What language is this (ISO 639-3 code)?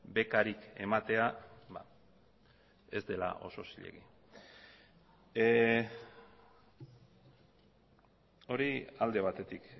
eus